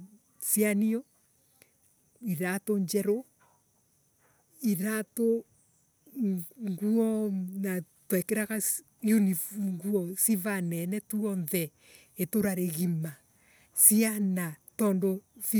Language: Embu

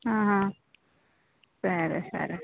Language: Telugu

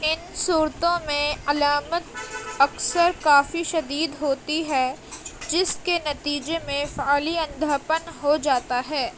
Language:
Urdu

